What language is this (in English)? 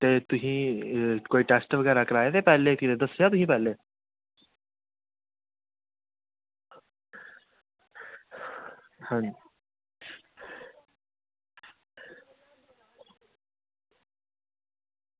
Dogri